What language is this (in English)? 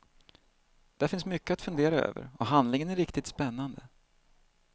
Swedish